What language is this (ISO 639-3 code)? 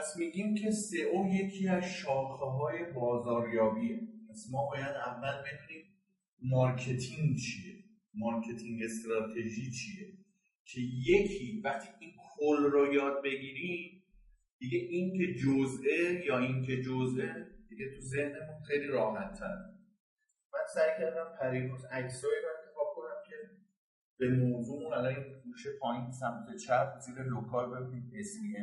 fas